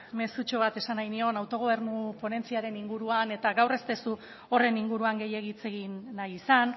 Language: Basque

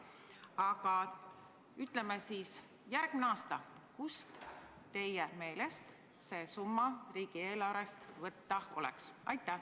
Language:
Estonian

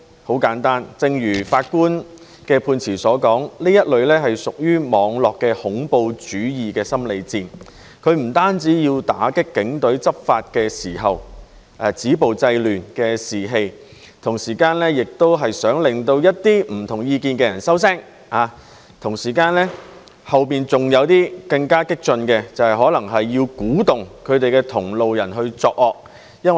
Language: Cantonese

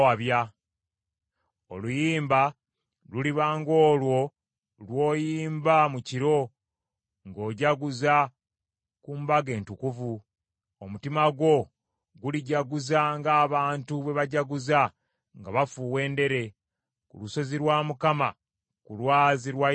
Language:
Ganda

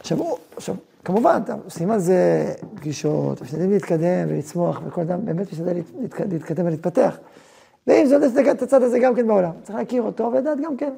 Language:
Hebrew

